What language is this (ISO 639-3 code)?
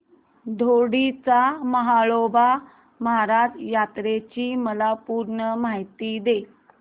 mar